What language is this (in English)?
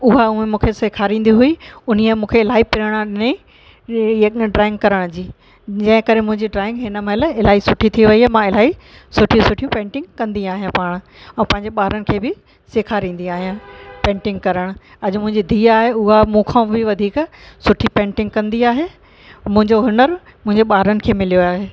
Sindhi